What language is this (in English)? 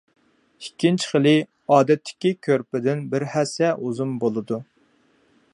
Uyghur